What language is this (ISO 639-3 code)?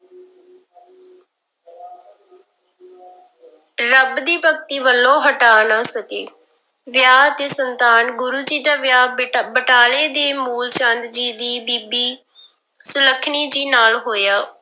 pan